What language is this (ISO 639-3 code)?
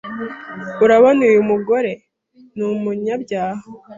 kin